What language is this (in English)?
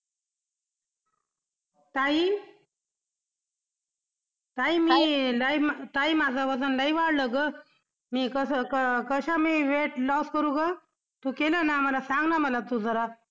Marathi